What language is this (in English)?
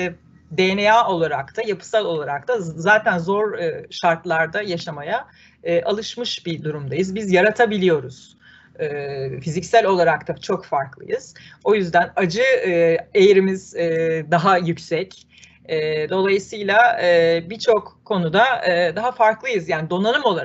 Turkish